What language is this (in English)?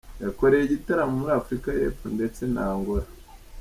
Kinyarwanda